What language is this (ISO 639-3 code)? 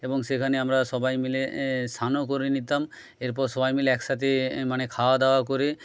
ben